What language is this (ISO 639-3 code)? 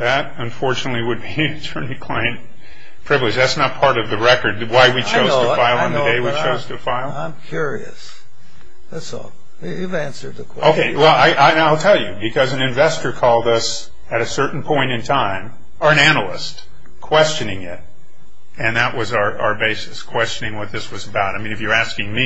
eng